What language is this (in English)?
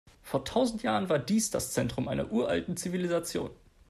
German